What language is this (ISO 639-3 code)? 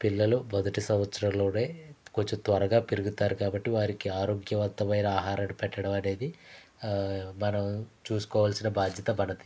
tel